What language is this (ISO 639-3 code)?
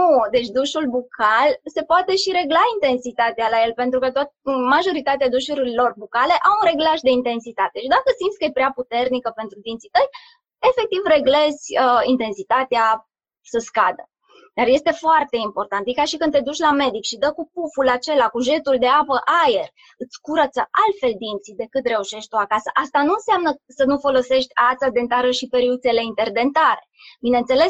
ron